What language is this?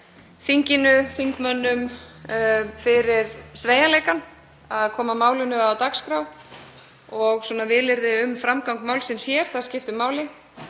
Icelandic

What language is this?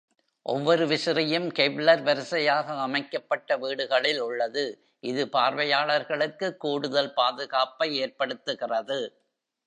Tamil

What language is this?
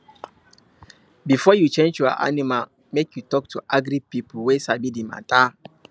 Nigerian Pidgin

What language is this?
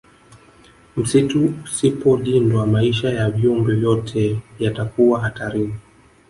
Swahili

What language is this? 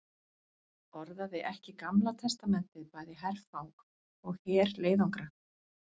Icelandic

